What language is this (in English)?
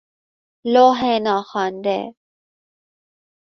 Persian